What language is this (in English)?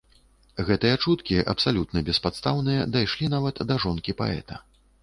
Belarusian